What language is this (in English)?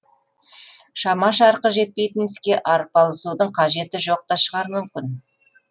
Kazakh